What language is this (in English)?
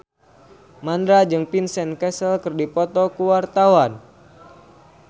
Sundanese